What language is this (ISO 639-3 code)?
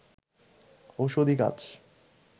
ben